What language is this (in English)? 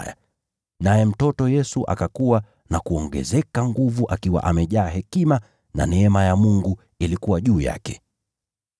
Swahili